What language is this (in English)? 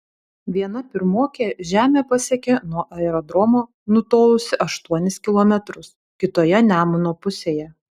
Lithuanian